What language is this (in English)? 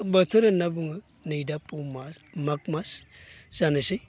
Bodo